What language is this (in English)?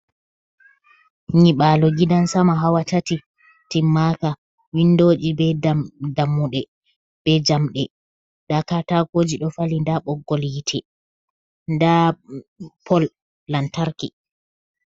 Fula